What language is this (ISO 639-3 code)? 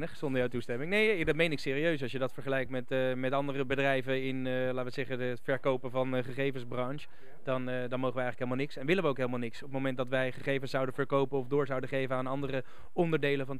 nld